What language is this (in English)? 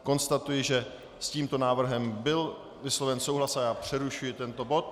Czech